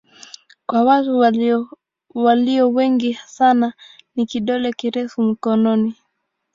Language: Swahili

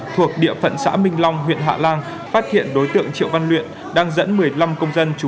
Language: Vietnamese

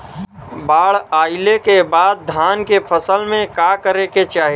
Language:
Bhojpuri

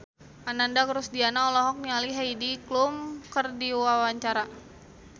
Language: Sundanese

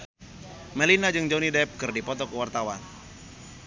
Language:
Sundanese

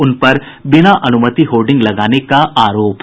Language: Hindi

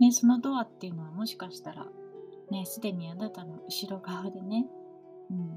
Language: Japanese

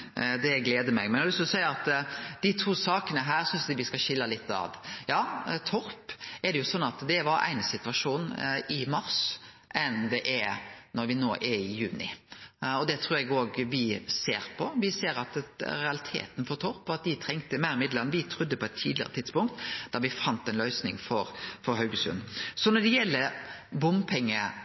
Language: Norwegian Nynorsk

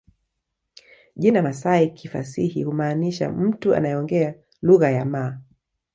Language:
Swahili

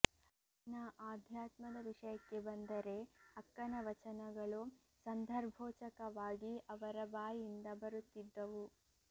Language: Kannada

